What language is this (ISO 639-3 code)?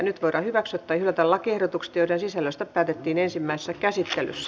fin